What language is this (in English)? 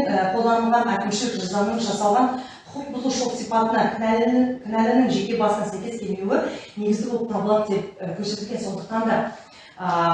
Turkish